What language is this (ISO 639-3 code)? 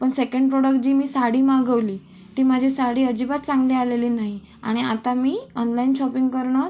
mar